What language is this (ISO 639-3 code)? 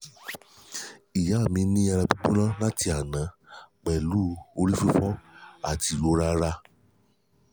yor